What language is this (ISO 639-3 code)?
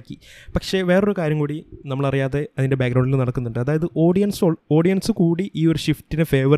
mal